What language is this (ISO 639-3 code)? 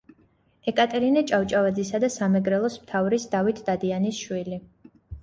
kat